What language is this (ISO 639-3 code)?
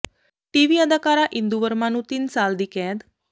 pan